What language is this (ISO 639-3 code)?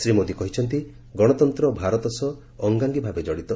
ori